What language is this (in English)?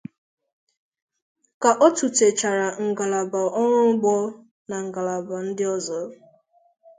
Igbo